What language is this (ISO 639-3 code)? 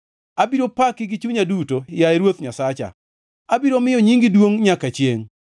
luo